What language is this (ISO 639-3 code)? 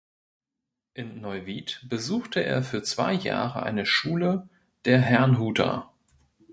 deu